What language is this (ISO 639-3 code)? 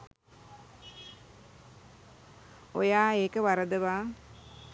sin